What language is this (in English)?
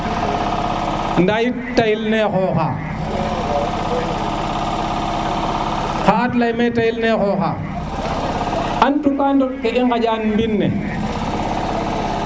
Serer